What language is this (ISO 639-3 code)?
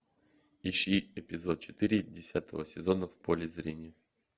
rus